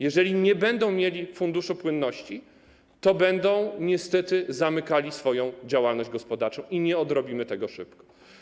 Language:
Polish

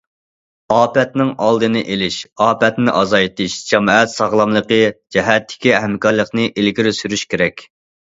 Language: Uyghur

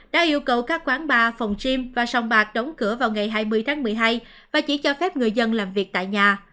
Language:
Vietnamese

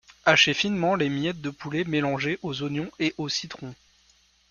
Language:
French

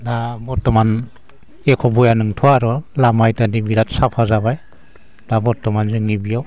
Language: Bodo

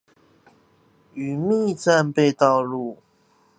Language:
Chinese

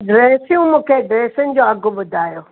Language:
Sindhi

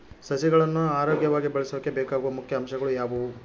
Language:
Kannada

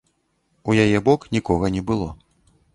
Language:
Belarusian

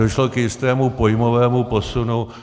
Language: Czech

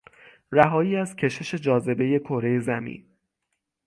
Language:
Persian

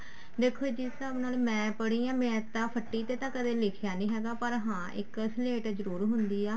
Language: Punjabi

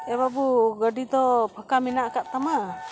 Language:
Santali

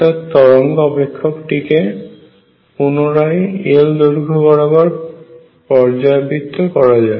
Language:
Bangla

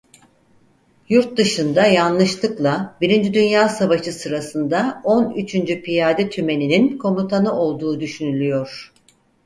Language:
Turkish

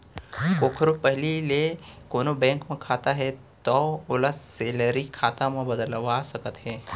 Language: Chhattisgarhi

